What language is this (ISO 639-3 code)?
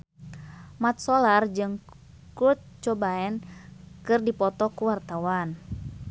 sun